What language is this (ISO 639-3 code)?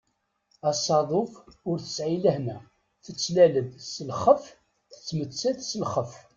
kab